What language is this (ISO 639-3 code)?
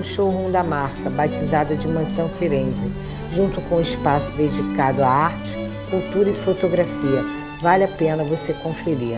por